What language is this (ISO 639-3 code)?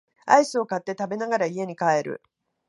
jpn